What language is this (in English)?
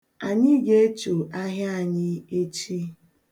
Igbo